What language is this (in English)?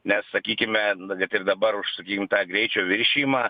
Lithuanian